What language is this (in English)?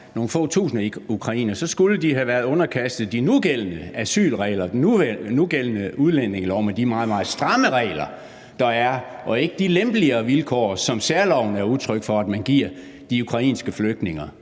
Danish